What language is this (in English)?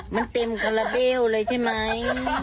Thai